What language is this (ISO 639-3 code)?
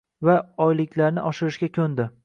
uzb